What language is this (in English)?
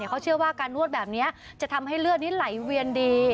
Thai